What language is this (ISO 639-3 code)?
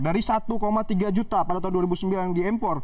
ind